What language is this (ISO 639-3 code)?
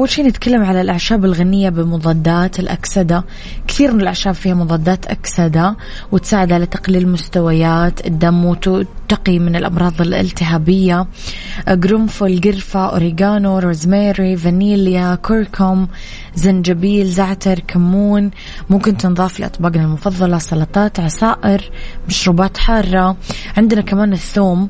ara